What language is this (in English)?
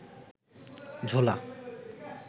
Bangla